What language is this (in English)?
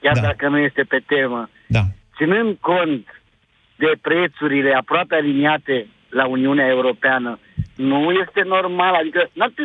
Romanian